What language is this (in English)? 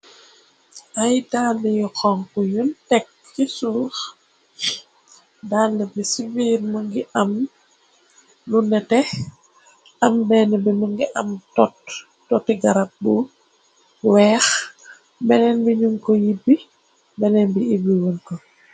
Wolof